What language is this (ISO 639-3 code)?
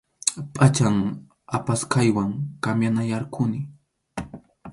qxu